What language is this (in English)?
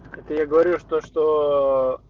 Russian